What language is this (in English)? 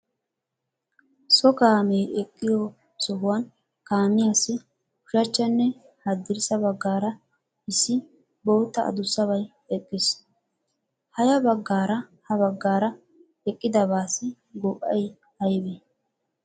Wolaytta